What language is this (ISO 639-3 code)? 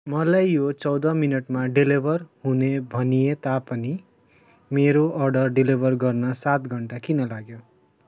nep